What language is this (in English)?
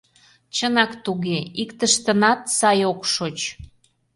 Mari